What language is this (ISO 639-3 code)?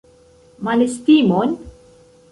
epo